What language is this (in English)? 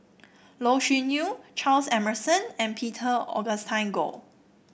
English